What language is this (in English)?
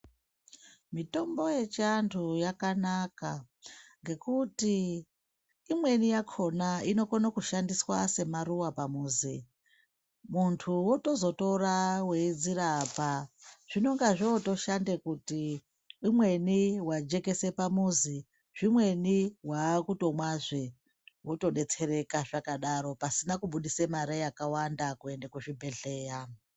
Ndau